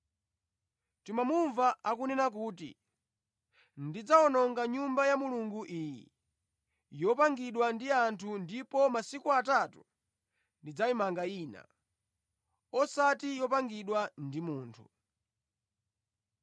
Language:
Nyanja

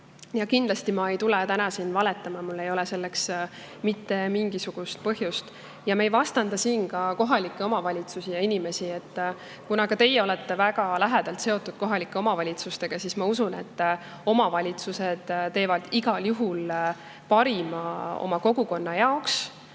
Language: Estonian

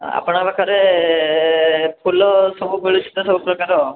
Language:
Odia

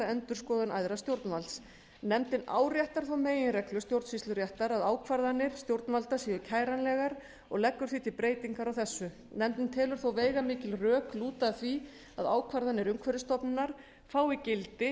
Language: Icelandic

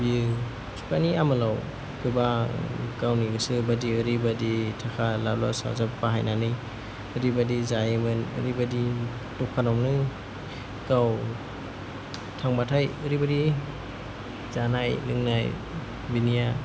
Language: Bodo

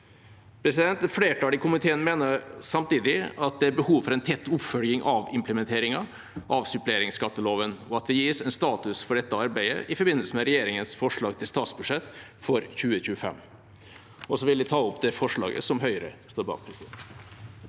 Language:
Norwegian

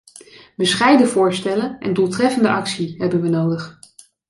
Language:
Dutch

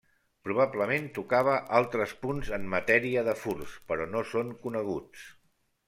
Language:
Catalan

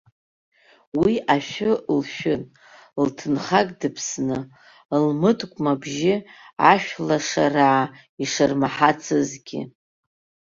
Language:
Abkhazian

